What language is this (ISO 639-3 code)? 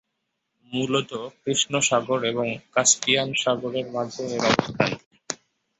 ben